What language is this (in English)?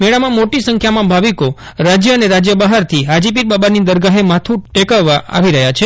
Gujarati